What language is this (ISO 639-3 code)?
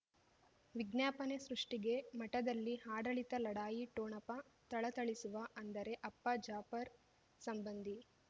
kan